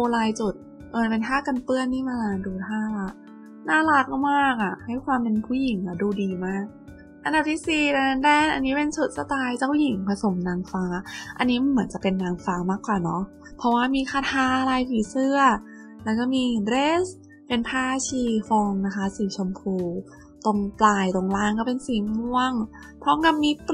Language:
Thai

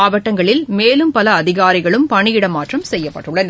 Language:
Tamil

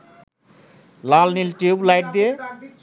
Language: Bangla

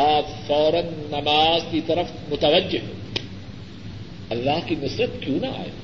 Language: Urdu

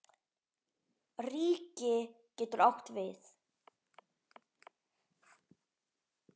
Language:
Icelandic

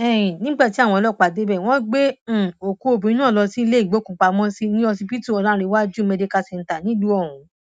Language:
Yoruba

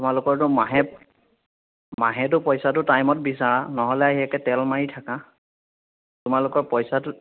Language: Assamese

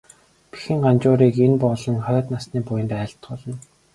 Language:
Mongolian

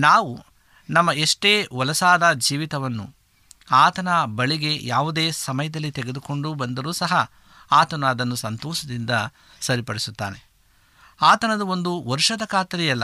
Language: Kannada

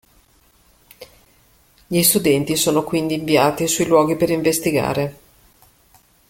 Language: Italian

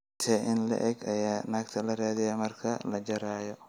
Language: Somali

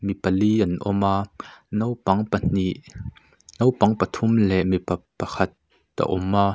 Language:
Mizo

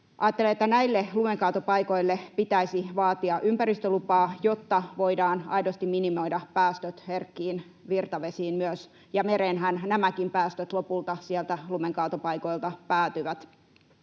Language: Finnish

